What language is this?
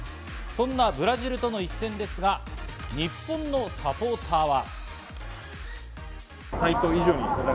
Japanese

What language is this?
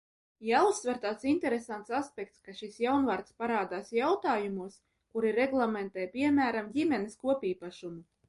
Latvian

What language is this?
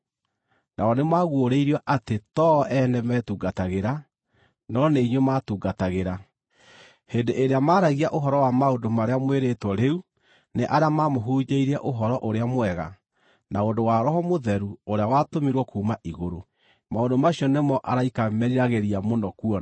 Kikuyu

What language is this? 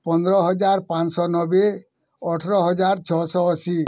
Odia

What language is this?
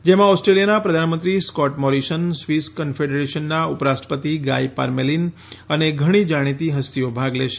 Gujarati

